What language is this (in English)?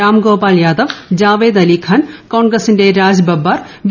Malayalam